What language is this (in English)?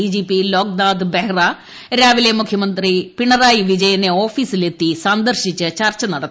Malayalam